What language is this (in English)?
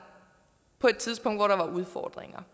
Danish